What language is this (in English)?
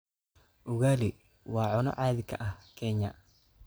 Somali